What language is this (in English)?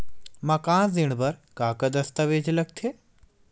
Chhattisgarhi